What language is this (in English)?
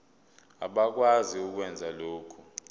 Zulu